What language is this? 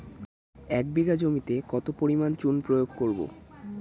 Bangla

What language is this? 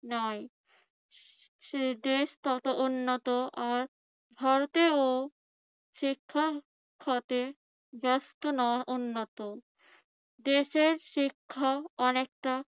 Bangla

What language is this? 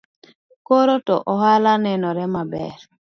Luo (Kenya and Tanzania)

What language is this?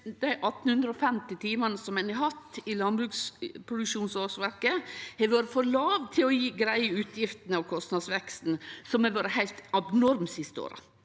Norwegian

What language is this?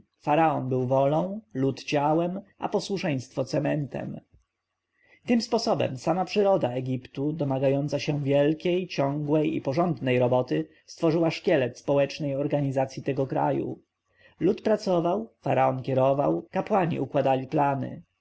Polish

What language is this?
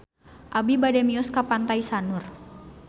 Sundanese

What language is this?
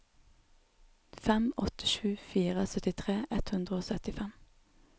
Norwegian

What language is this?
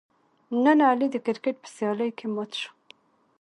Pashto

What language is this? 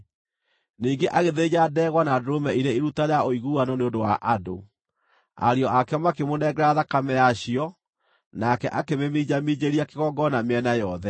Kikuyu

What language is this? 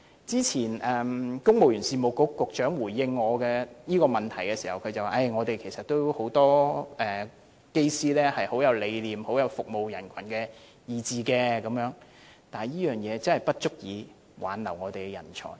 Cantonese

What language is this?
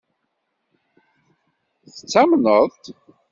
Kabyle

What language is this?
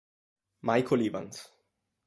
Italian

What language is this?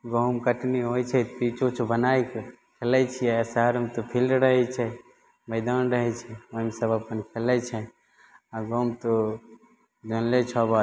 Maithili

